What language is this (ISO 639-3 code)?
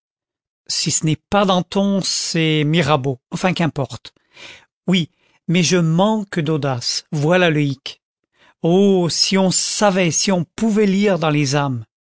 fra